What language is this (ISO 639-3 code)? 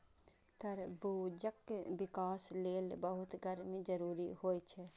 mai